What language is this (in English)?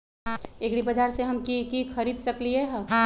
Magahi